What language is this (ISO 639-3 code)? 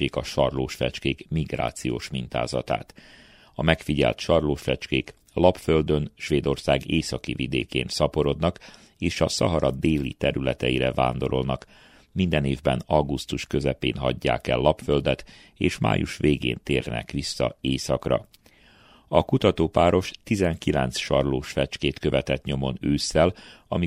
hun